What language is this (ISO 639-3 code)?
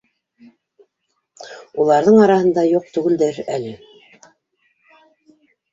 bak